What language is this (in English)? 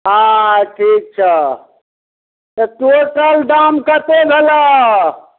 Maithili